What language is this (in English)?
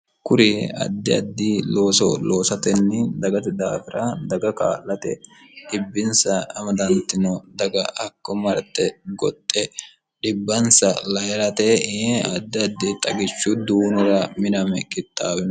Sidamo